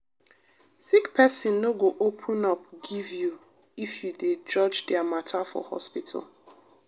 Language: Nigerian Pidgin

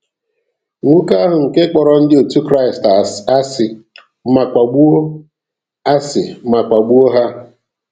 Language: Igbo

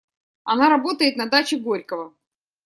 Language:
Russian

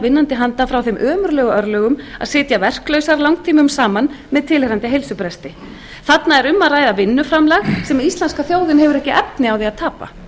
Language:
Icelandic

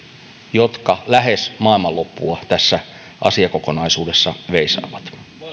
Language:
Finnish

